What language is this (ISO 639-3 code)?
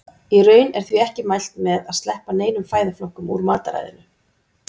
isl